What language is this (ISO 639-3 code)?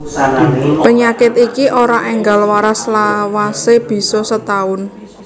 jav